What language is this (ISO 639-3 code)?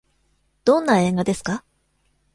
jpn